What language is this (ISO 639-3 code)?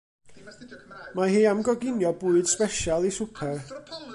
cym